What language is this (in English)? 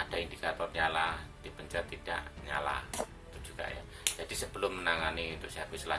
Indonesian